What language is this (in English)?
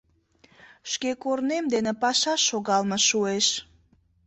Mari